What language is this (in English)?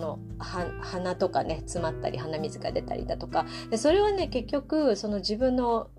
Japanese